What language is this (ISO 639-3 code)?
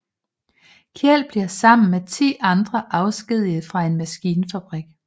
dan